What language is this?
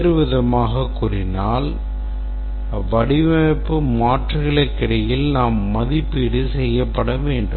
Tamil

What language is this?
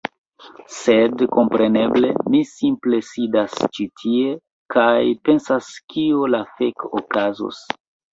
Esperanto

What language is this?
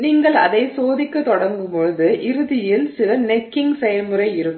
Tamil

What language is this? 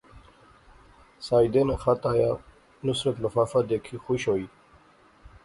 Pahari-Potwari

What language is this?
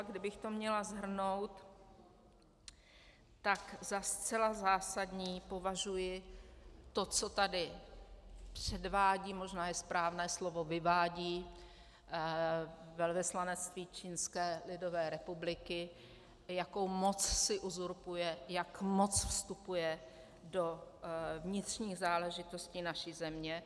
Czech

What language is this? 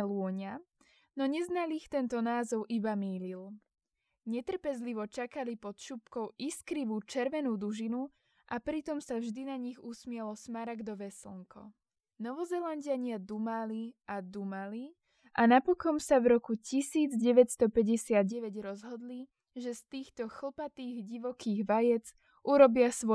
Slovak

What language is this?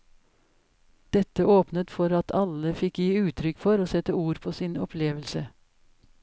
Norwegian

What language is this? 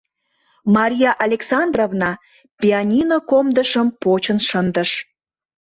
Mari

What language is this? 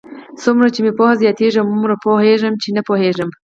Pashto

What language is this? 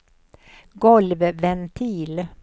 Swedish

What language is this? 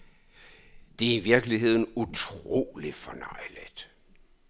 Danish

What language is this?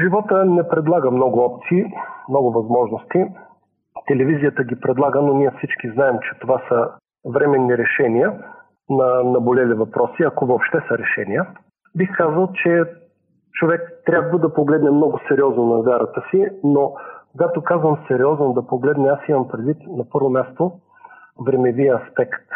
Bulgarian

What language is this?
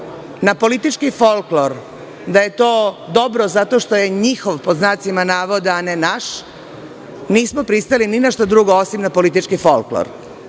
Serbian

